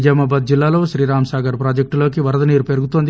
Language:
Telugu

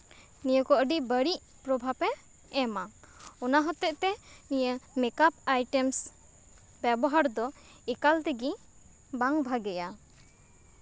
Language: Santali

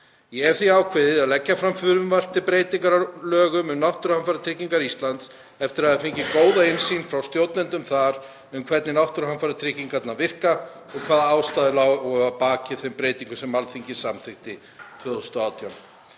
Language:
Icelandic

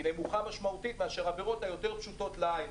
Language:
Hebrew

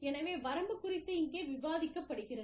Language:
Tamil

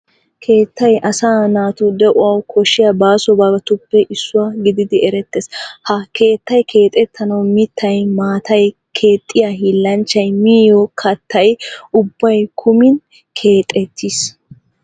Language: Wolaytta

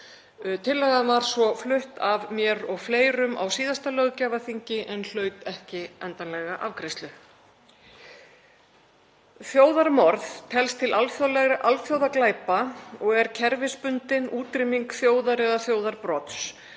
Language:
Icelandic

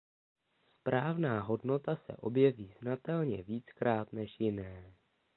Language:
Czech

